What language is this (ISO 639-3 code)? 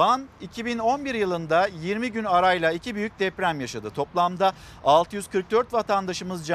tur